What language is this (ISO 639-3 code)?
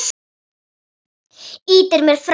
isl